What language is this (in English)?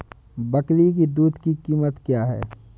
Hindi